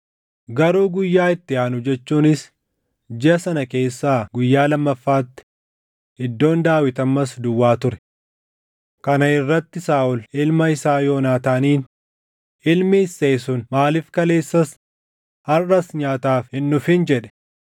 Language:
Oromo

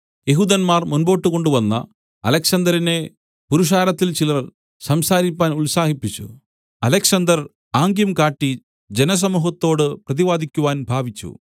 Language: Malayalam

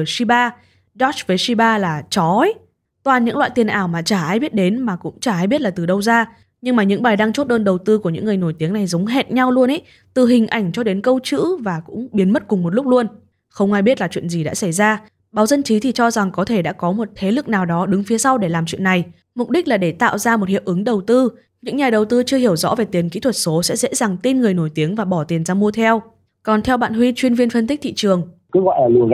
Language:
Vietnamese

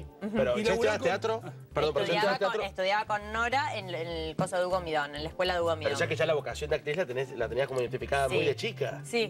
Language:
Spanish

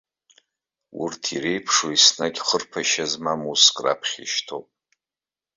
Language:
Abkhazian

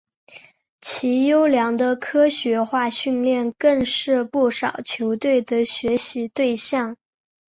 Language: Chinese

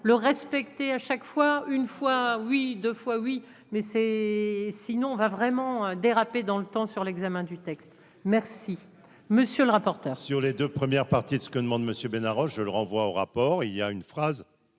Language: French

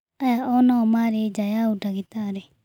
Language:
Kikuyu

